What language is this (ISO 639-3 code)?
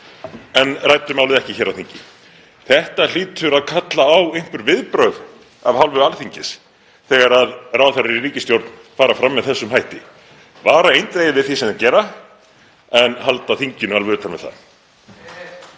isl